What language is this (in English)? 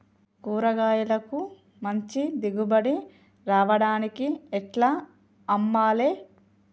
Telugu